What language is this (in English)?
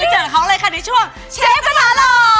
Thai